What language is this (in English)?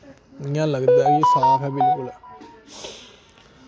Dogri